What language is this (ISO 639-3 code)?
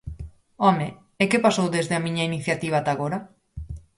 glg